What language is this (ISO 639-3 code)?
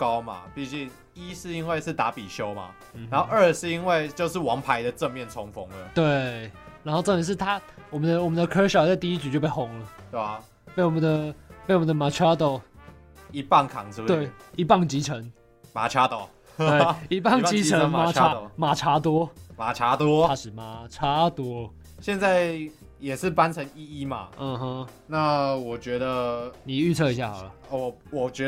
zho